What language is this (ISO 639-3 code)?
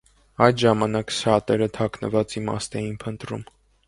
hye